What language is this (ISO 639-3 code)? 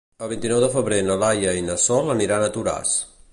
cat